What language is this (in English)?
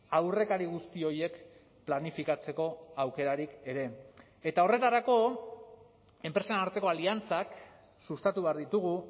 Basque